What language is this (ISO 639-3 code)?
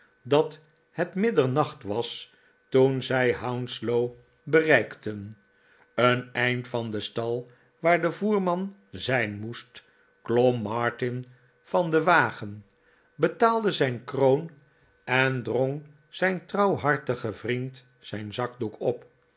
nld